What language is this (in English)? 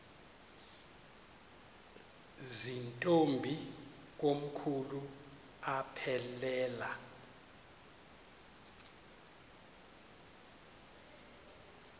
Xhosa